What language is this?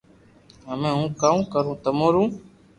Loarki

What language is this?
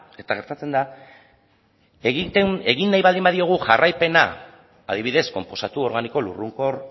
Basque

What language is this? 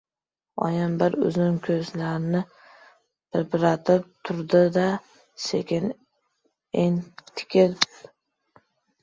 Uzbek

